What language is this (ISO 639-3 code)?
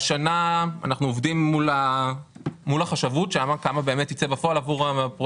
heb